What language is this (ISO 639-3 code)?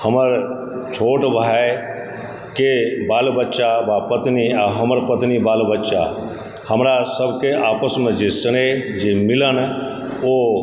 mai